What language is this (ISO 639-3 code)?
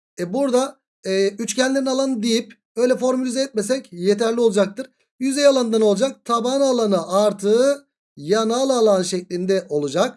tur